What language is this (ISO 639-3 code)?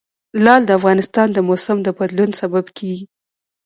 pus